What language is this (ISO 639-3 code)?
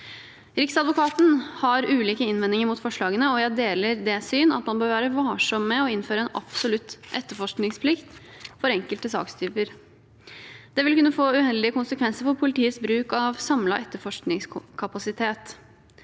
nor